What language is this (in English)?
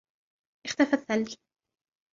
Arabic